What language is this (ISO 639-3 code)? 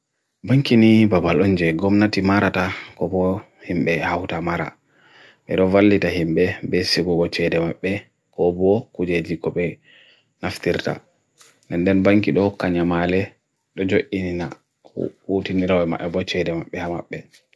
fui